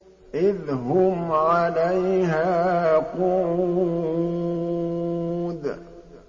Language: Arabic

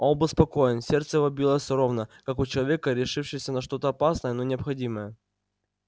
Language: Russian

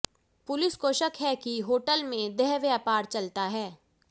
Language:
Hindi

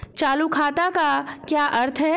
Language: Hindi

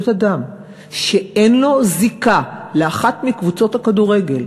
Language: Hebrew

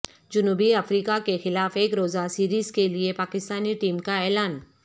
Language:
Urdu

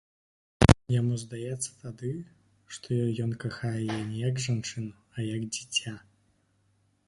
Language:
Belarusian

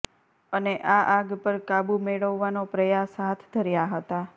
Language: Gujarati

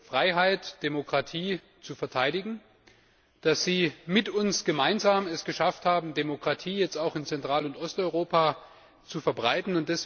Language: German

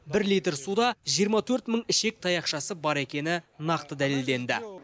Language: Kazakh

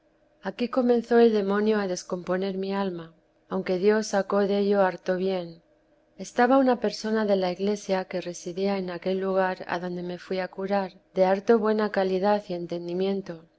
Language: Spanish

